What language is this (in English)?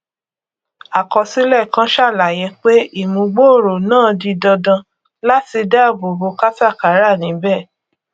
Yoruba